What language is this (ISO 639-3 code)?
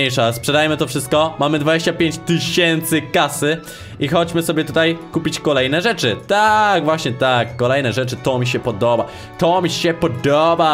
pol